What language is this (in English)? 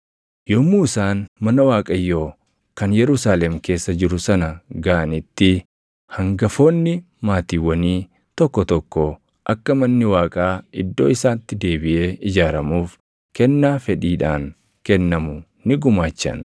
Oromo